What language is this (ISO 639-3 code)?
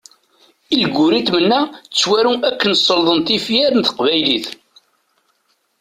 kab